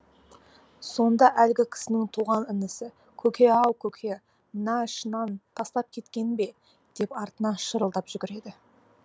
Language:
Kazakh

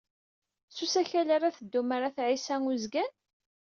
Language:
Kabyle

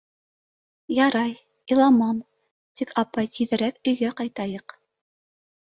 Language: Bashkir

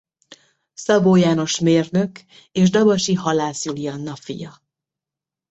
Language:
Hungarian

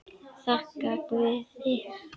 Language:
Icelandic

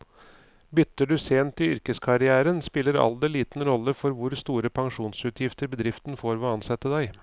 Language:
Norwegian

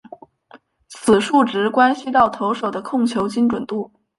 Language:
Chinese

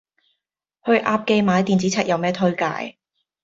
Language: Cantonese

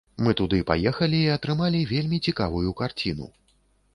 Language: Belarusian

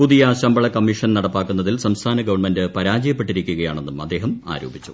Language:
Malayalam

